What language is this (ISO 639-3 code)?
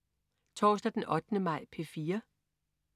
dan